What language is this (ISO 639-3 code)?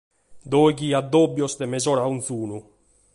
srd